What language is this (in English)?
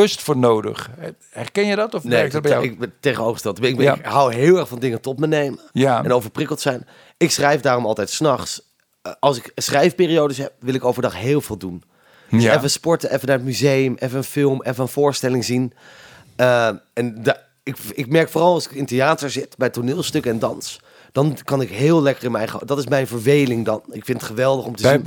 Dutch